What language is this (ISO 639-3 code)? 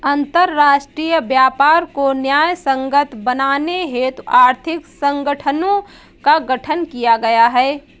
hin